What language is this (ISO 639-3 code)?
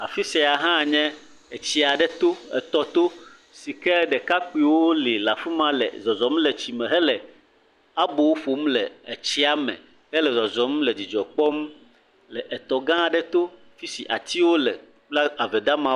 ewe